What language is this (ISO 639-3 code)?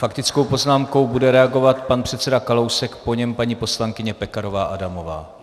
ces